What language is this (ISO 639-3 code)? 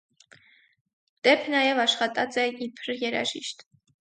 hye